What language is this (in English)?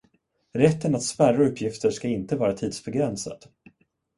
Swedish